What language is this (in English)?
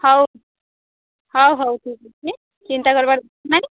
Odia